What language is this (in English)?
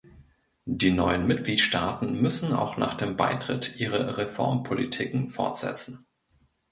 German